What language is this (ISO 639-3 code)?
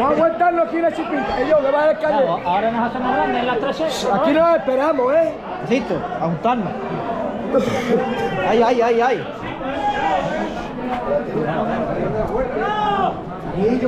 spa